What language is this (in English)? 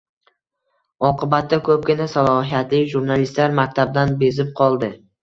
Uzbek